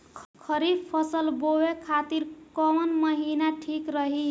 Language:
Bhojpuri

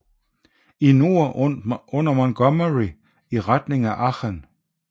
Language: Danish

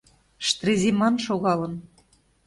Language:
Mari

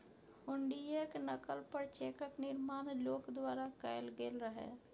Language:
Maithili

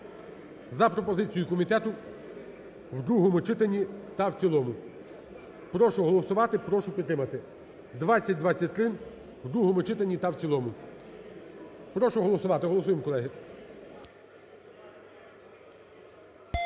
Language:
Ukrainian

